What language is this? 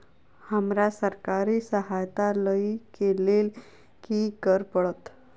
Maithili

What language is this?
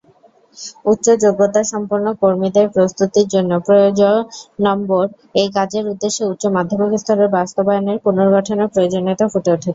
Bangla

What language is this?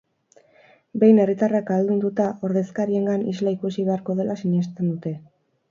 Basque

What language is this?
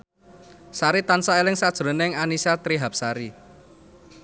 Javanese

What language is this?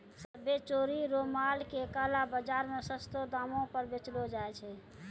Maithili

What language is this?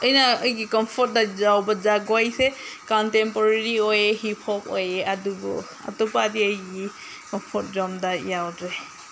Manipuri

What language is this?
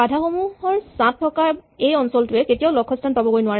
Assamese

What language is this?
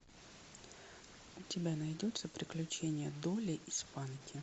Russian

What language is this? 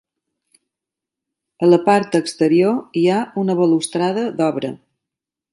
Catalan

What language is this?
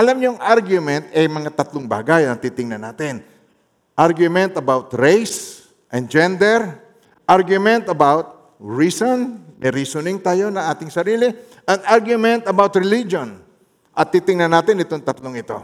Filipino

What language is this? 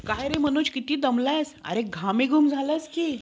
Marathi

